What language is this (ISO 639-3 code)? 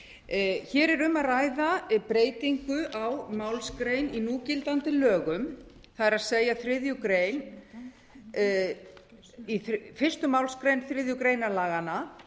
isl